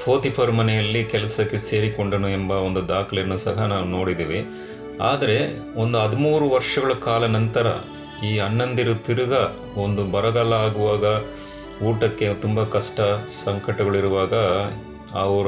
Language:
Kannada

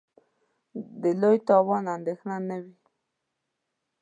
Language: Pashto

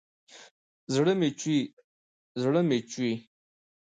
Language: Pashto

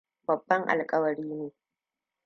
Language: Hausa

